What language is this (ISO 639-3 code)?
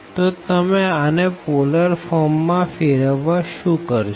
guj